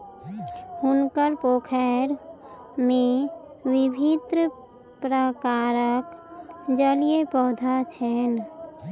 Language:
Maithili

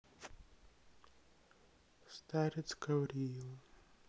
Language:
Russian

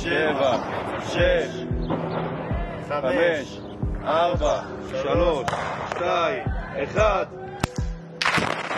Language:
Hebrew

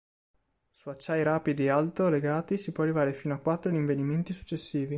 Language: Italian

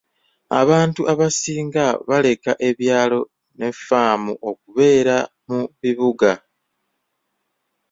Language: Ganda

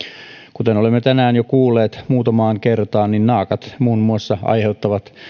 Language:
Finnish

